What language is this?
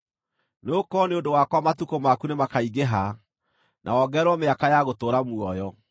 Kikuyu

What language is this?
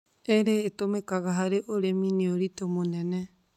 Kikuyu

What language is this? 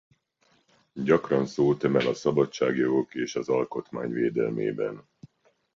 Hungarian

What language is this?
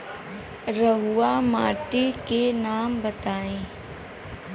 Bhojpuri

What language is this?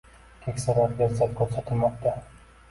Uzbek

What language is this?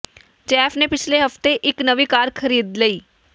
Punjabi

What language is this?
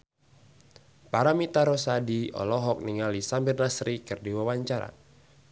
Sundanese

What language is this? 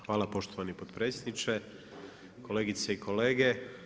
Croatian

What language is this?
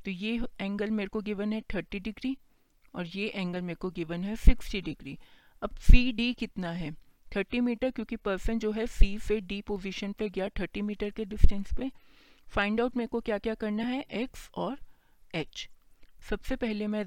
Hindi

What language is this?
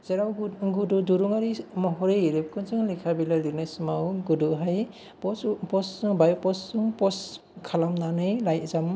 Bodo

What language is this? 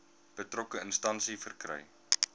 Afrikaans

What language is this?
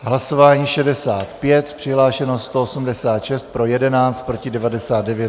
Czech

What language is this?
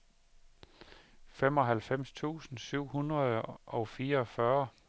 Danish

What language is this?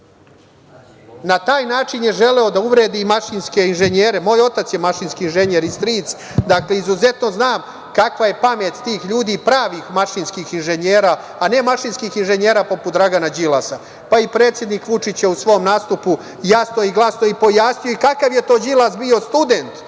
Serbian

